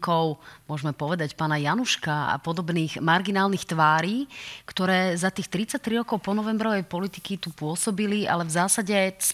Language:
Slovak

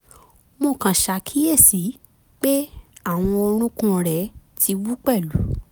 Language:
Yoruba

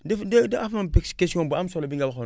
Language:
Wolof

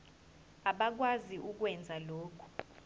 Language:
Zulu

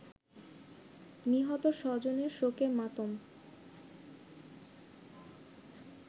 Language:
Bangla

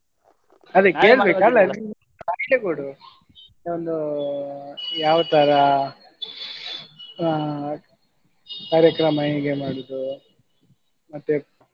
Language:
Kannada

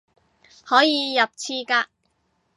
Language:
Cantonese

